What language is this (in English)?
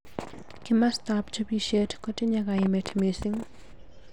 Kalenjin